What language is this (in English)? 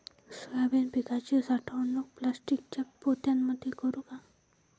Marathi